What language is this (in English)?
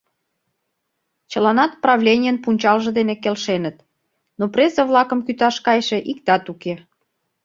Mari